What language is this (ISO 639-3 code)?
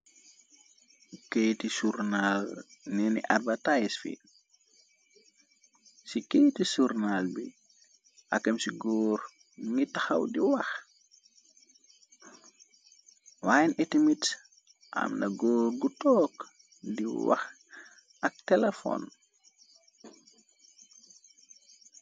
wol